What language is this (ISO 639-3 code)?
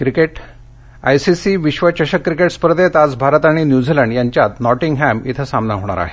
mar